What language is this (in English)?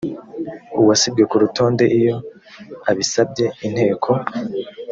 Kinyarwanda